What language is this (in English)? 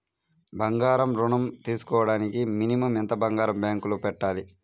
Telugu